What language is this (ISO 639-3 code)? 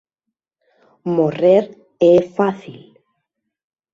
glg